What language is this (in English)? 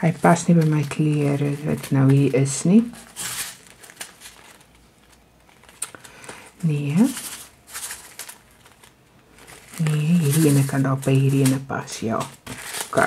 Dutch